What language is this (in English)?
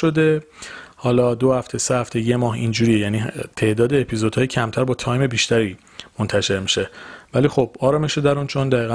Persian